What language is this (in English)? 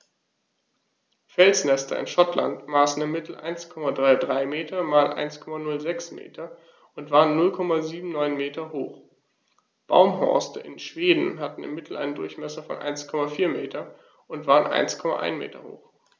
German